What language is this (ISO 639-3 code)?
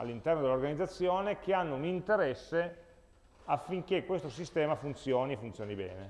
ita